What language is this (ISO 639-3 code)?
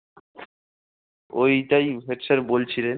ben